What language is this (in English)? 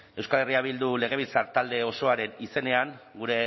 Basque